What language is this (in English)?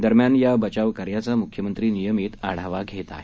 Marathi